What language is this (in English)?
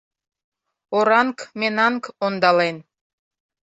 Mari